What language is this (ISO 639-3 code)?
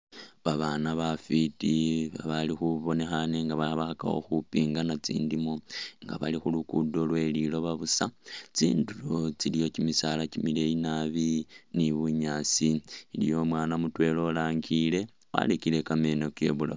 myx